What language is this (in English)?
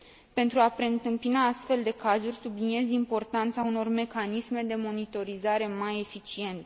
Romanian